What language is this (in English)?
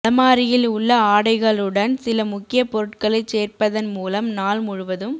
Tamil